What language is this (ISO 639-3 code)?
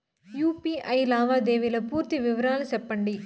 tel